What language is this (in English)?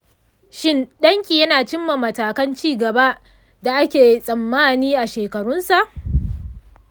Hausa